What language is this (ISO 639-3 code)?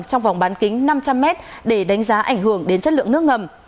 vie